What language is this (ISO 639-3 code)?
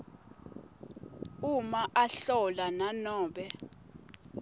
ssw